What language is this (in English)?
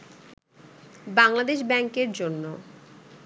Bangla